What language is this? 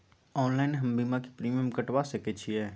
Maithili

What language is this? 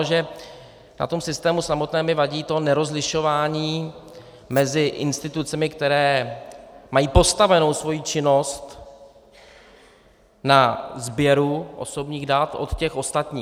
Czech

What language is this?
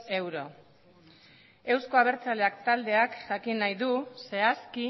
Basque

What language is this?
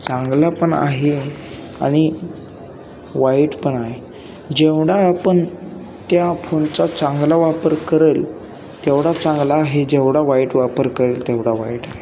Marathi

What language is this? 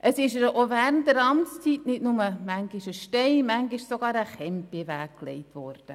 Swiss German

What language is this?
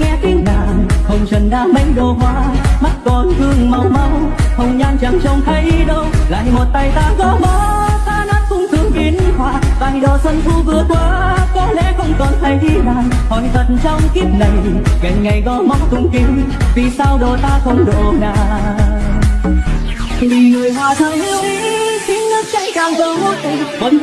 Vietnamese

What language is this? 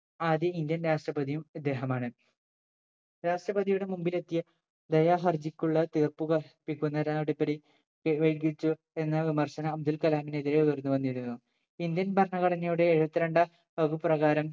Malayalam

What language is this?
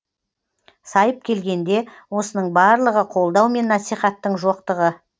Kazakh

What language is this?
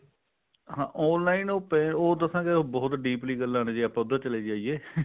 Punjabi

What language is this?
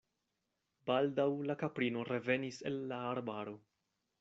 Esperanto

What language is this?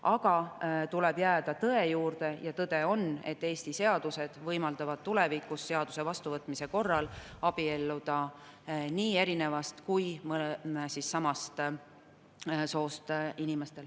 Estonian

